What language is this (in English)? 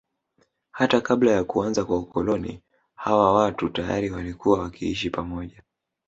Swahili